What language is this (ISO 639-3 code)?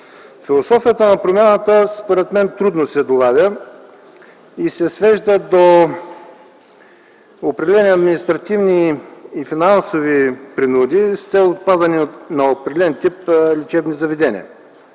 bul